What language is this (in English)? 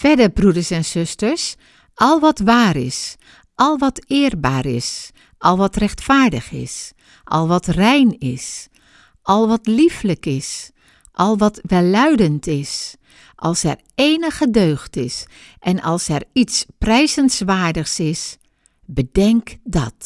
Dutch